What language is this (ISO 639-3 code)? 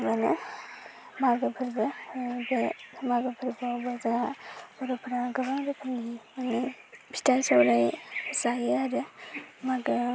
brx